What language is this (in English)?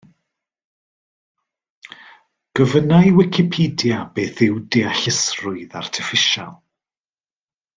Welsh